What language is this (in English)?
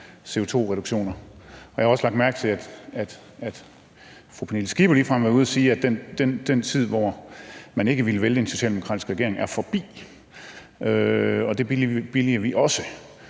Danish